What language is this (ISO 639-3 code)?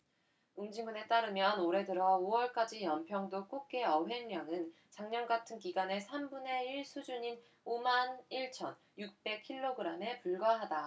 kor